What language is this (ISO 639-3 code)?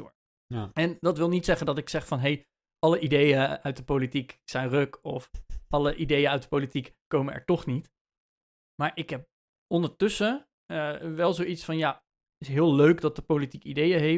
nld